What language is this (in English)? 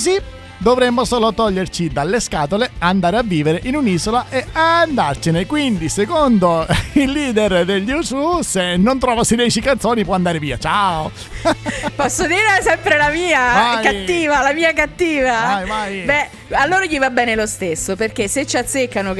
Italian